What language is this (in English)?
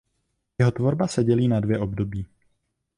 Czech